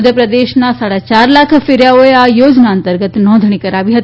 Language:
Gujarati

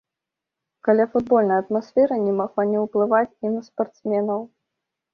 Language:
Belarusian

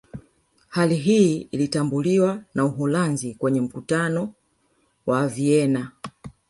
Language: Swahili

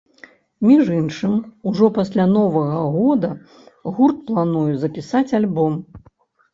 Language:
Belarusian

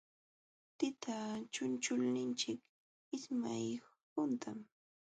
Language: Jauja Wanca Quechua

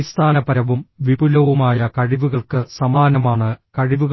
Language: Malayalam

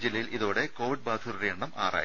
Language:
Malayalam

